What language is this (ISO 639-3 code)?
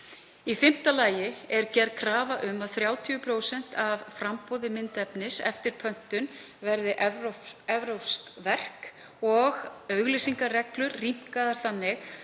isl